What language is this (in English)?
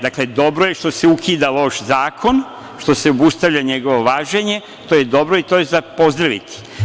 Serbian